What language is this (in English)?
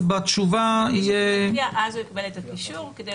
Hebrew